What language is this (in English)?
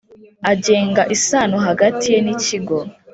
Kinyarwanda